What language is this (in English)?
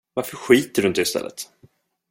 Swedish